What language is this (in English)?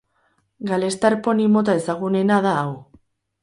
Basque